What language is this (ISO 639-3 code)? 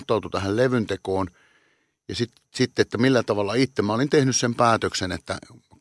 fin